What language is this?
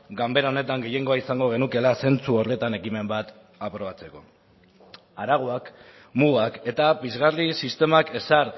Basque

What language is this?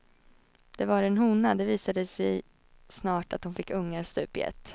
Swedish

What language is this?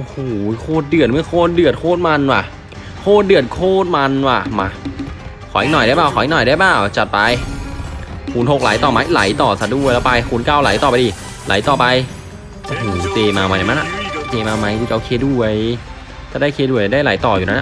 Thai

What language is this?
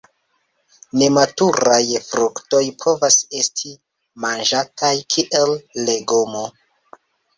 Esperanto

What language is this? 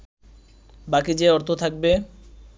Bangla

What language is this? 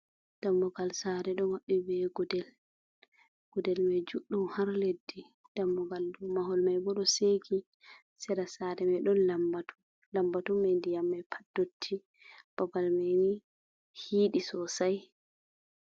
Fula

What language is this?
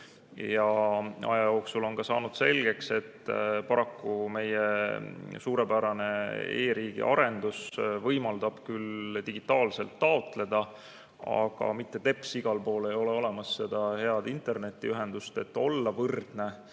Estonian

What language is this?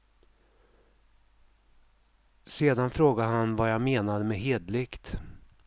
Swedish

